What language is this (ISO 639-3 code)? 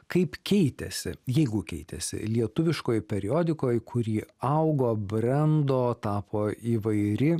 lit